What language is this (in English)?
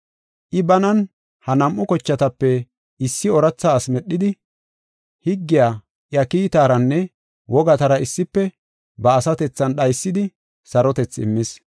Gofa